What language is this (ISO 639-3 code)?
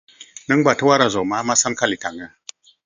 brx